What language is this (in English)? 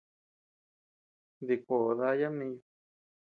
Tepeuxila Cuicatec